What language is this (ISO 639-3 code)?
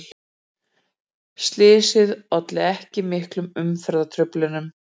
isl